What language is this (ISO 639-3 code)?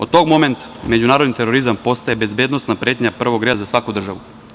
srp